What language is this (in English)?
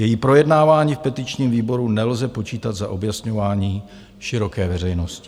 Czech